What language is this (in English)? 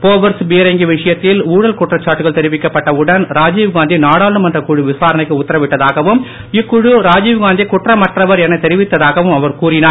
Tamil